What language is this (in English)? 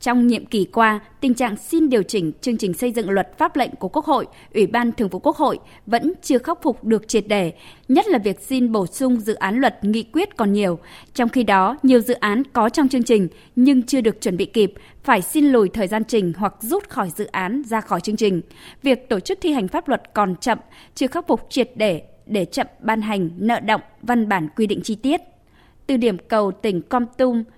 Vietnamese